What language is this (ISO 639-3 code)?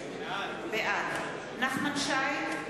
heb